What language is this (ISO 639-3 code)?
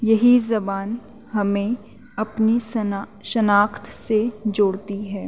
urd